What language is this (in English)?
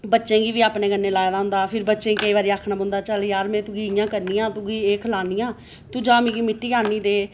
Dogri